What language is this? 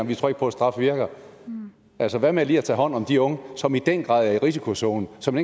Danish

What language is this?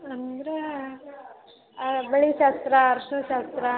Kannada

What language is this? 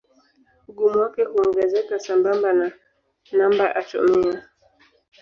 Swahili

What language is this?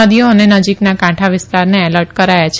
Gujarati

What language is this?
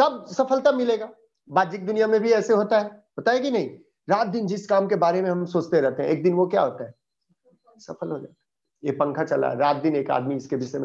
Hindi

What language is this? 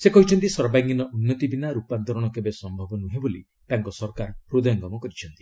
Odia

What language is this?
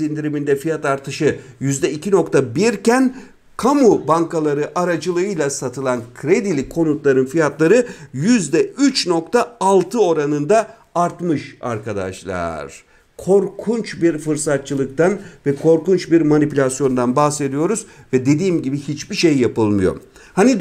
Turkish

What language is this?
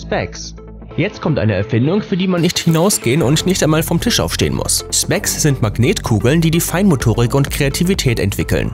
German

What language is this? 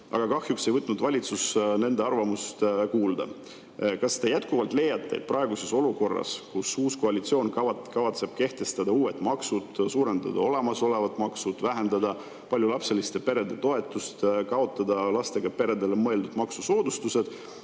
Estonian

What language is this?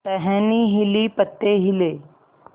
Hindi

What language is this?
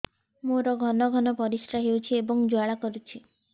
Odia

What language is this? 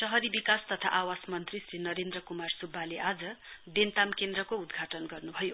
Nepali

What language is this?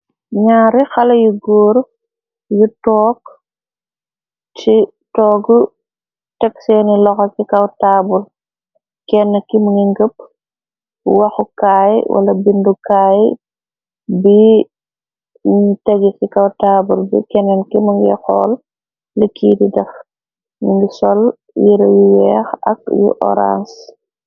Wolof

